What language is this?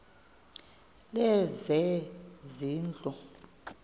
Xhosa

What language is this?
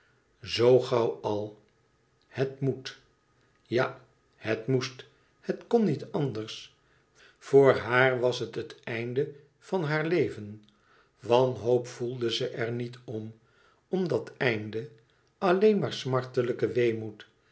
Dutch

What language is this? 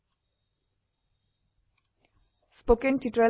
Assamese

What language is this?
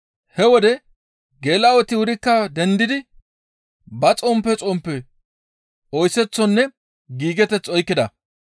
Gamo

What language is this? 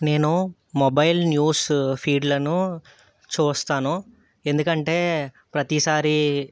Telugu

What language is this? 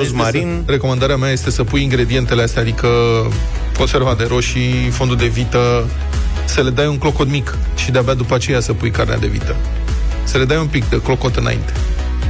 Romanian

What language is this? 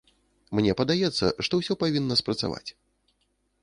Belarusian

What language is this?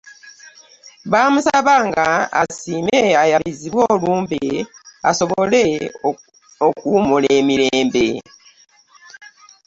Ganda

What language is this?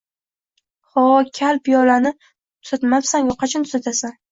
Uzbek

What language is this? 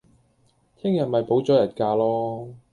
Cantonese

